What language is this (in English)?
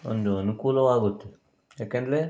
Kannada